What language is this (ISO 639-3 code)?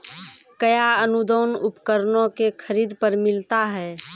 mai